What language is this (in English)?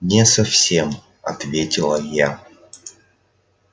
Russian